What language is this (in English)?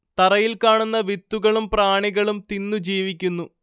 Malayalam